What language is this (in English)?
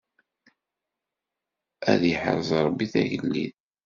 Kabyle